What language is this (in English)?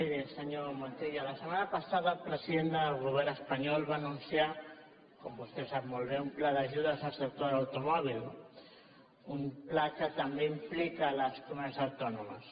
Catalan